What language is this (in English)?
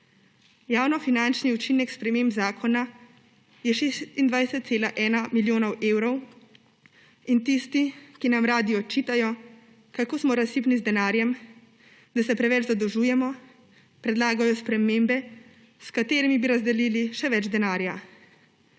Slovenian